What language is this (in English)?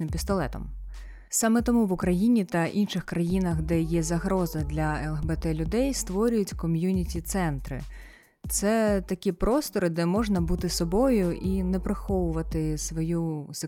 Ukrainian